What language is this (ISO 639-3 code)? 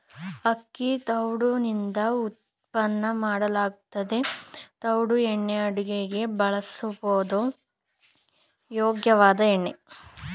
kan